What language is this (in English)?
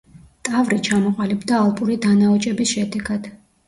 Georgian